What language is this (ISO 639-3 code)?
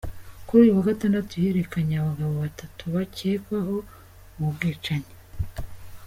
kin